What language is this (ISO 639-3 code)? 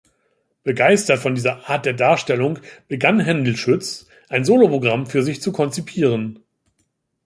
deu